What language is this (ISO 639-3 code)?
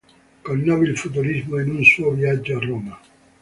ita